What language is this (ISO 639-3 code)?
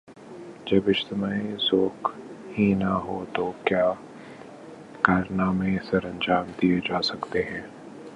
urd